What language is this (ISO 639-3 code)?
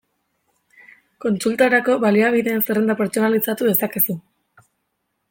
eus